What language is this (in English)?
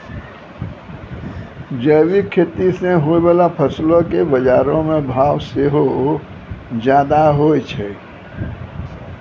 Maithili